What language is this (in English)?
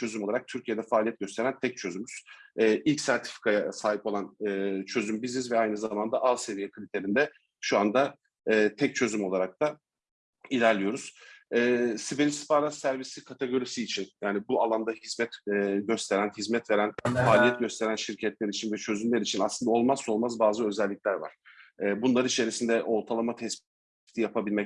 Turkish